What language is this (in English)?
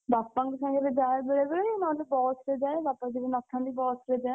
Odia